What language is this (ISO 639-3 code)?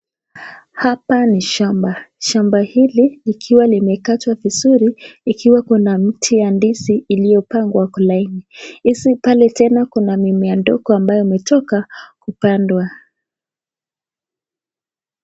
swa